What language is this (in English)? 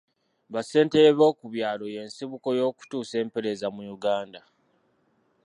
Ganda